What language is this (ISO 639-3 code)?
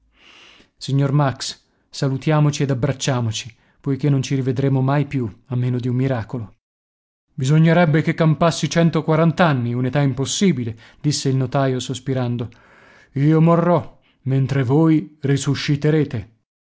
ita